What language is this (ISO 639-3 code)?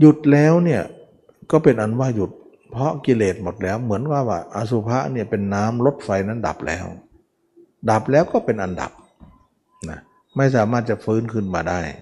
tha